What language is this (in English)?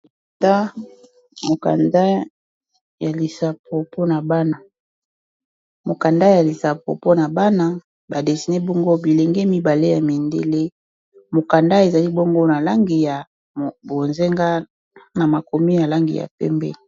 Lingala